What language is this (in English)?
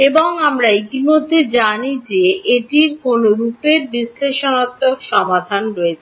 Bangla